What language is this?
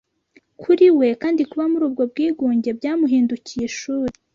Kinyarwanda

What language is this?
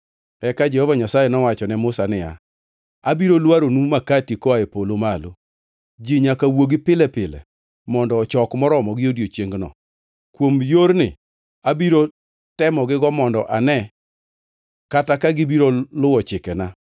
Luo (Kenya and Tanzania)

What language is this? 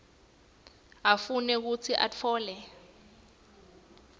Swati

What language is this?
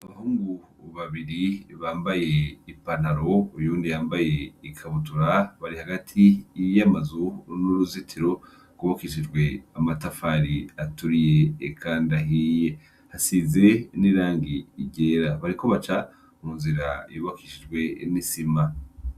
Rundi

